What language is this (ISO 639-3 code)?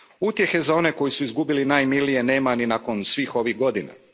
hrv